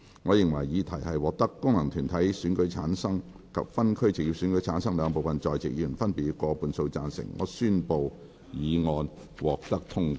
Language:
Cantonese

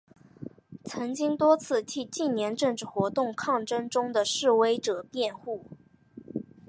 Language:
Chinese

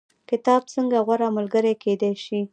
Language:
Pashto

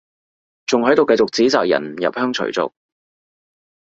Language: Cantonese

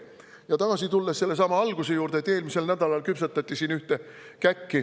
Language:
Estonian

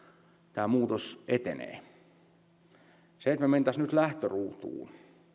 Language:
Finnish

